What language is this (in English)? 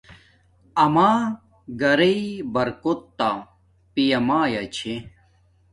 Domaaki